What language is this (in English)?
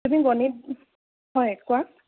Assamese